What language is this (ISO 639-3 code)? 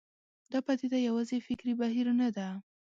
pus